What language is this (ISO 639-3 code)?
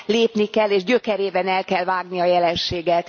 hun